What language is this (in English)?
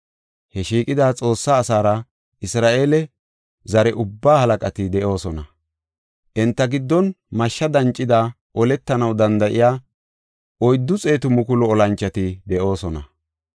Gofa